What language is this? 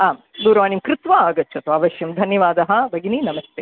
Sanskrit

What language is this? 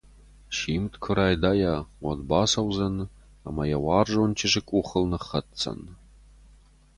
Ossetic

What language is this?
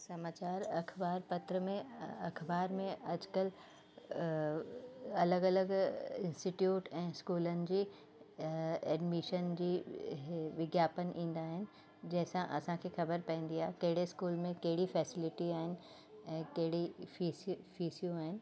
Sindhi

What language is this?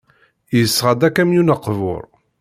Kabyle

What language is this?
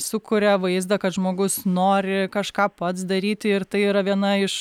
Lithuanian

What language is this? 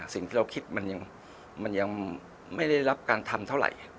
Thai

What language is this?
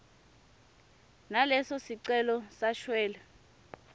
Swati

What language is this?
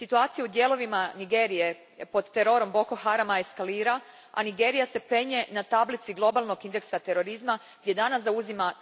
Croatian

